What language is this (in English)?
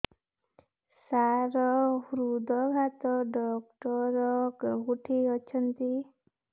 Odia